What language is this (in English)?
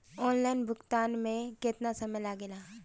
Bhojpuri